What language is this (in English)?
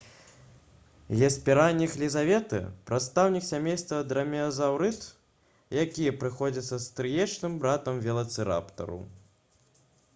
Belarusian